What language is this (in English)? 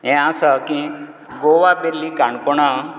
Konkani